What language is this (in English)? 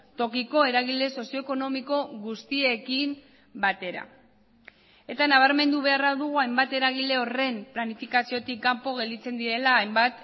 Basque